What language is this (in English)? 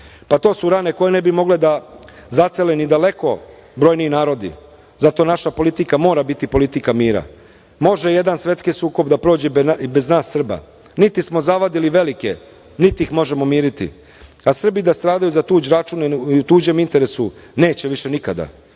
Serbian